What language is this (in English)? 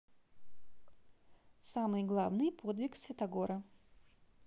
Russian